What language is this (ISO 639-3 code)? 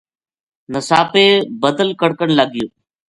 gju